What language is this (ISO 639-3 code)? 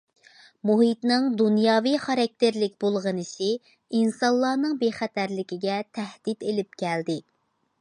uig